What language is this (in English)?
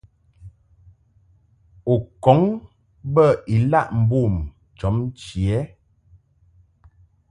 Mungaka